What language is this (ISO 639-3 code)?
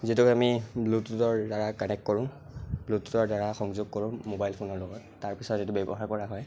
asm